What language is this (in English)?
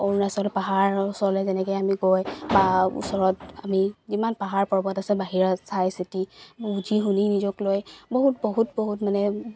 Assamese